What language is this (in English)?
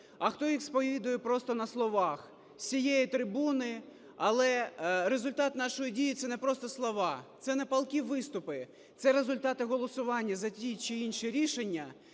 Ukrainian